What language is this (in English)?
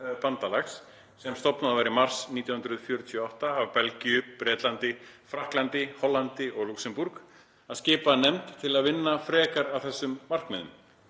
Icelandic